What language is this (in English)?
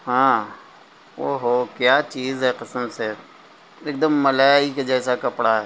Urdu